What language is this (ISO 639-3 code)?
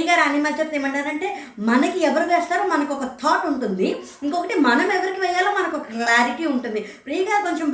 tel